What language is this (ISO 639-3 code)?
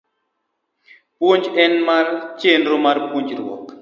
luo